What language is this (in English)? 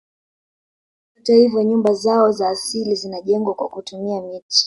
Swahili